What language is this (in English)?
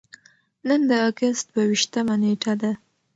Pashto